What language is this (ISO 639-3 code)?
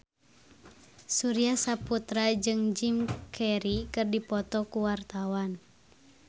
sun